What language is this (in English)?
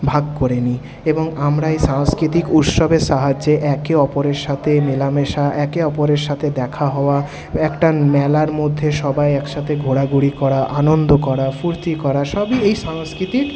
Bangla